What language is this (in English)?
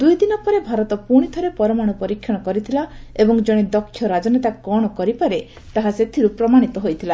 Odia